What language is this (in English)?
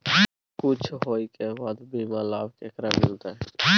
Maithili